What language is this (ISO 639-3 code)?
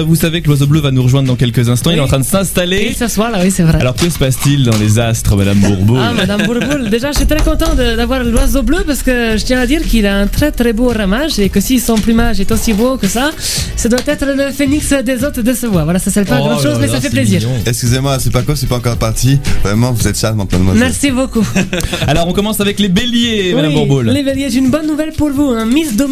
fra